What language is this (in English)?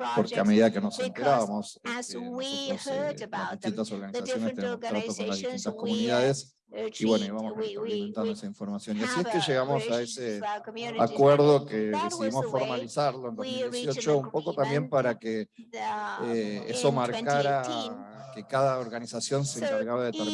Spanish